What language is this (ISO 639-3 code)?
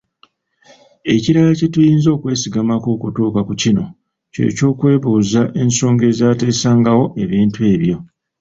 lug